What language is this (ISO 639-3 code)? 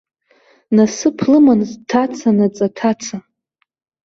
abk